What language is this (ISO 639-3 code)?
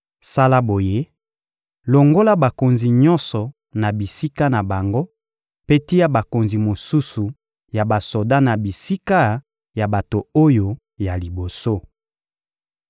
lin